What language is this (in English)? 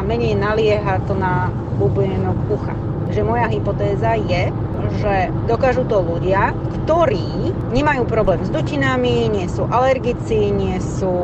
Slovak